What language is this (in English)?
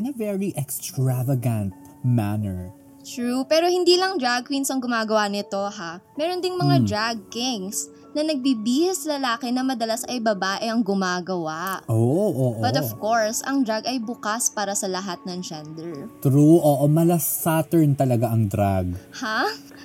Filipino